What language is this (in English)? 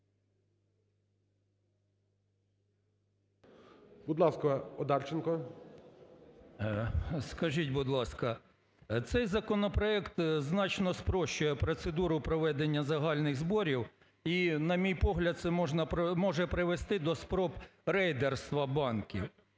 Ukrainian